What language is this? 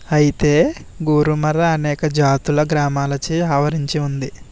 Telugu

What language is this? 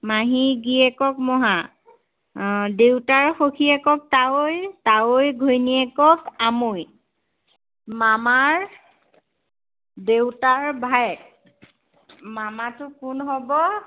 Assamese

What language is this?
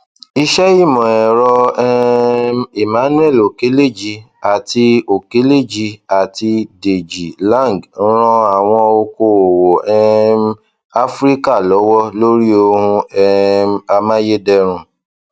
Yoruba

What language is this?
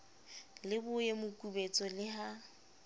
Southern Sotho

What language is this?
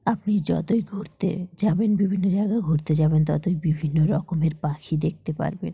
Bangla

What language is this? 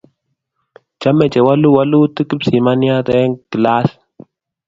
Kalenjin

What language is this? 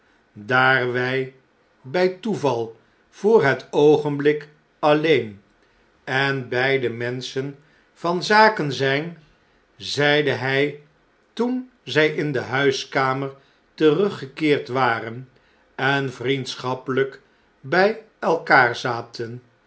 Dutch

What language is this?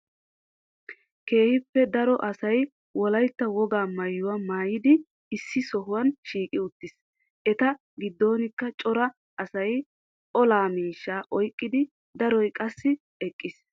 Wolaytta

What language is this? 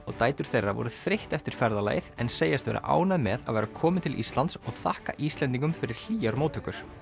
Icelandic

